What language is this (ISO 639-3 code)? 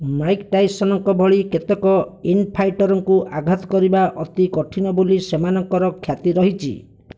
ori